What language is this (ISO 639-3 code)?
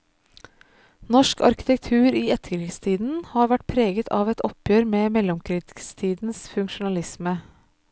nor